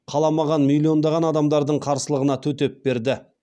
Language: Kazakh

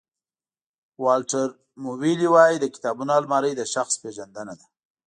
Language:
Pashto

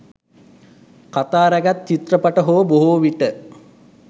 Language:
Sinhala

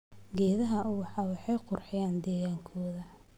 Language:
Somali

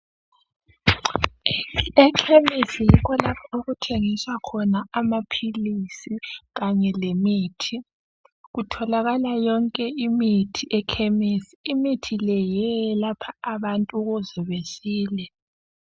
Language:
North Ndebele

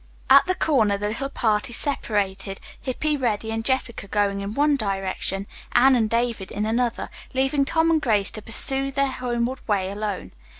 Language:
English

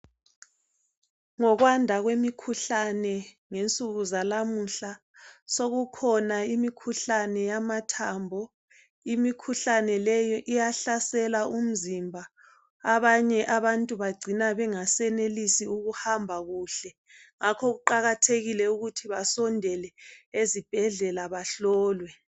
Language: North Ndebele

